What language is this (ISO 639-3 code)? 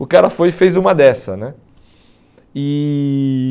por